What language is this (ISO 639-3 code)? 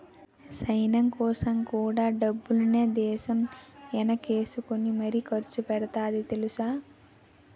tel